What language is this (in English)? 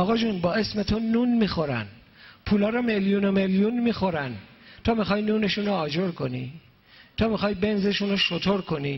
Persian